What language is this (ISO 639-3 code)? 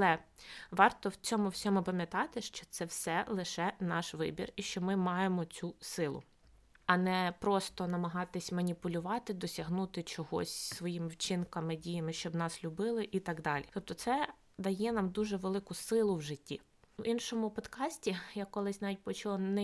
ukr